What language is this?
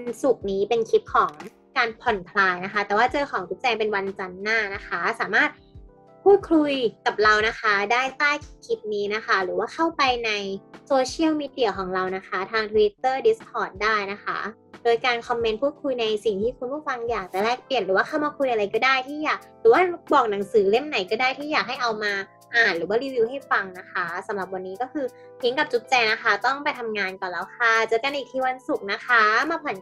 Thai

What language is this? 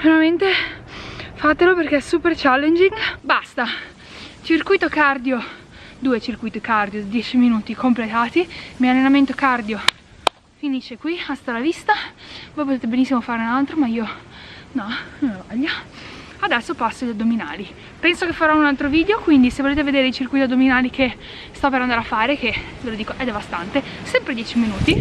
Italian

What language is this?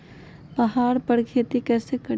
Magahi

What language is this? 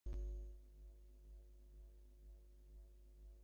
Bangla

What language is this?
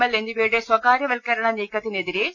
Malayalam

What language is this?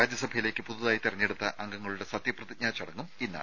Malayalam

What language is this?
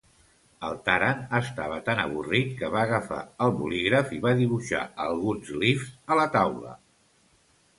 Catalan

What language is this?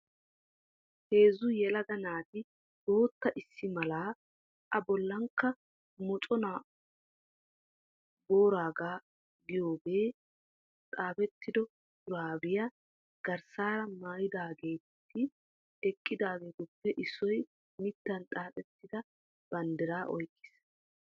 Wolaytta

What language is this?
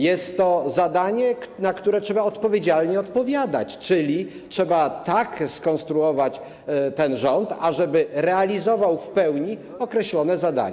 Polish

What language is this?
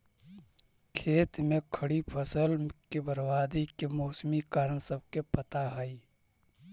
Magahi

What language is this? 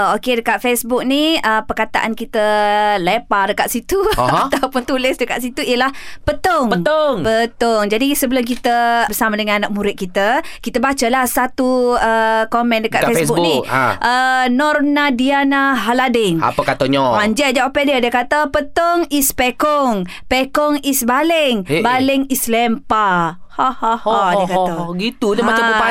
Malay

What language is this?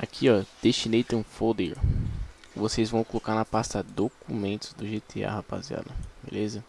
Portuguese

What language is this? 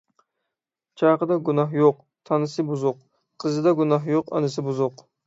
Uyghur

